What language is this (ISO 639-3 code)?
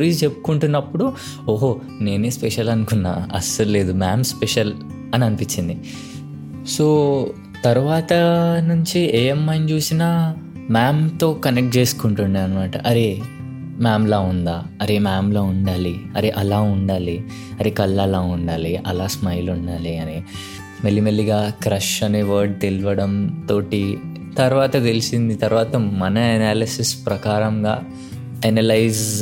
tel